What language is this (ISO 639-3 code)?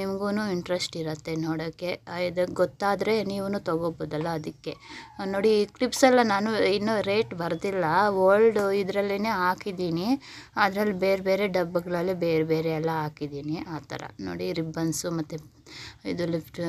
ron